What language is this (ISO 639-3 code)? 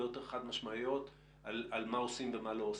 heb